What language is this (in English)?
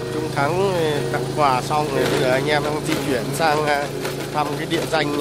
Vietnamese